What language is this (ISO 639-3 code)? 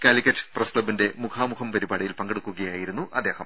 mal